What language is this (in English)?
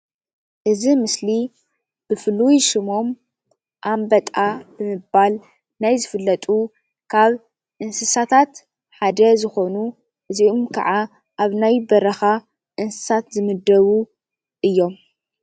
Tigrinya